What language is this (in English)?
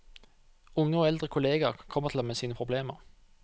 Norwegian